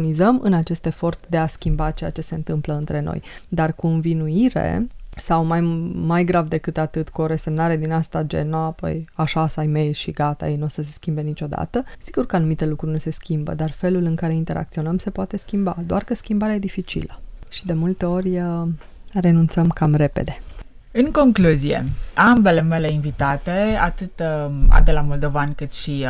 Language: Romanian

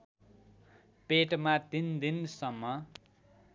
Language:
Nepali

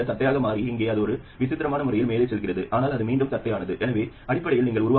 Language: Tamil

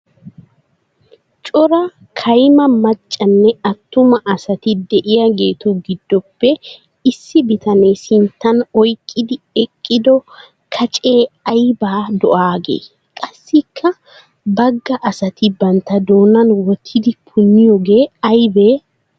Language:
Wolaytta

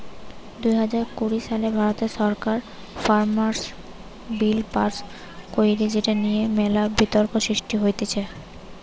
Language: Bangla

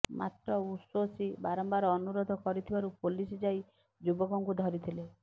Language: Odia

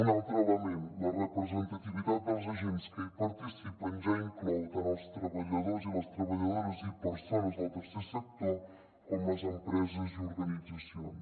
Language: Catalan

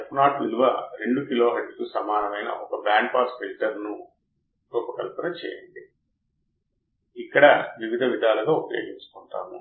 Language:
Telugu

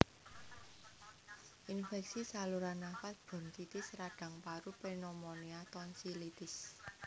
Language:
Javanese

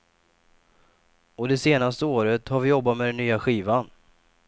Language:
Swedish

